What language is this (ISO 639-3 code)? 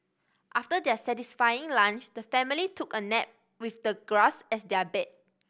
eng